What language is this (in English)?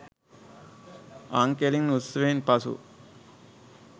Sinhala